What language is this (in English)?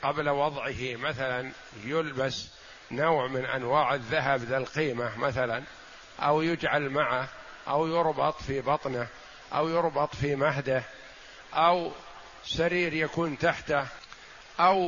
Arabic